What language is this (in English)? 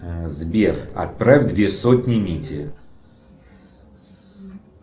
Russian